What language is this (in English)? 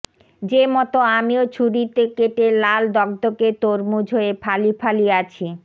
Bangla